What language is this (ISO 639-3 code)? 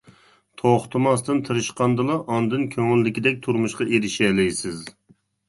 uig